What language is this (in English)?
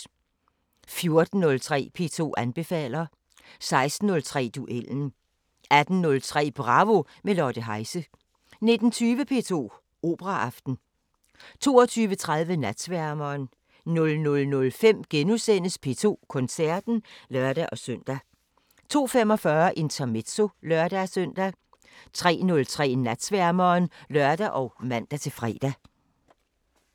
Danish